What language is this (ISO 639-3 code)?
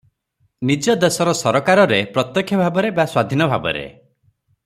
ori